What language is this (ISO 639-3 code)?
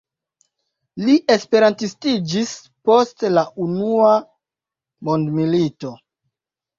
epo